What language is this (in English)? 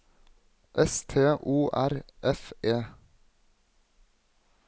Norwegian